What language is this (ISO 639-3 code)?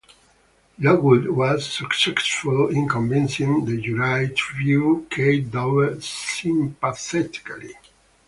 eng